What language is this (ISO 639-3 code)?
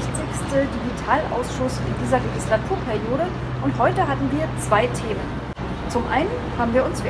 deu